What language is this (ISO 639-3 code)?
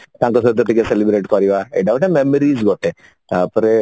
ori